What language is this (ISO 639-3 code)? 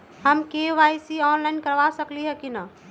mag